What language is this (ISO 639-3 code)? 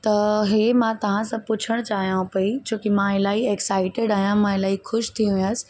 snd